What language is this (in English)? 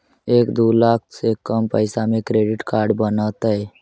Magahi